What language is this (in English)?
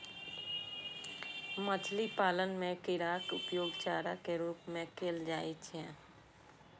Maithili